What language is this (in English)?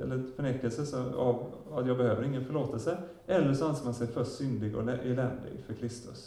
Swedish